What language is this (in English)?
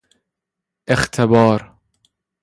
Persian